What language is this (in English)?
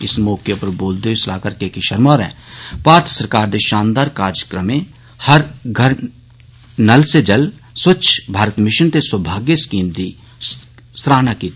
Dogri